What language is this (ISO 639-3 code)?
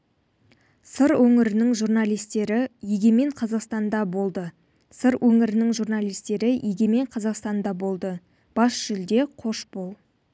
kaz